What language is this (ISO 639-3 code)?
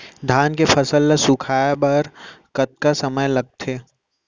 hne